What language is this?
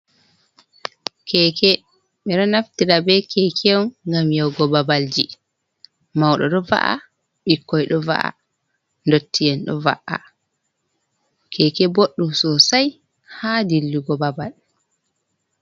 Fula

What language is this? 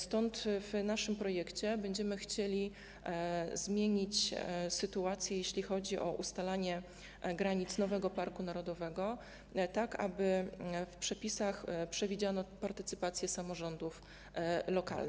Polish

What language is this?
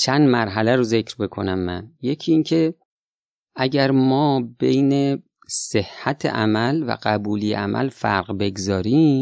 Persian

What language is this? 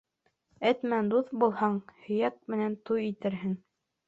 Bashkir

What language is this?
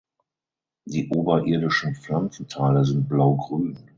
German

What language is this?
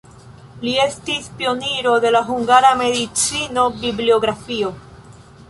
Esperanto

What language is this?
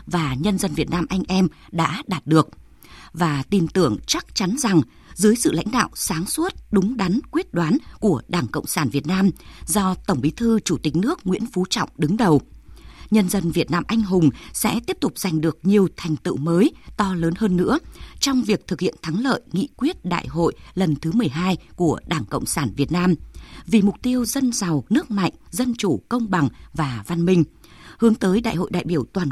Vietnamese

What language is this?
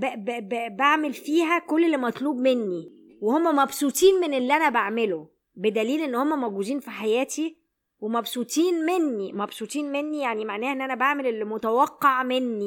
Arabic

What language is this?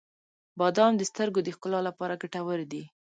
Pashto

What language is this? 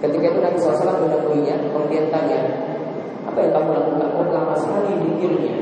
Indonesian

